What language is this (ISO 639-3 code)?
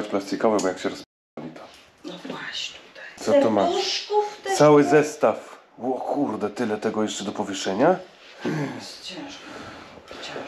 pol